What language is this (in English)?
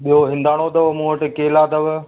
Sindhi